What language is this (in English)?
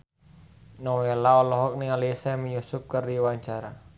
Sundanese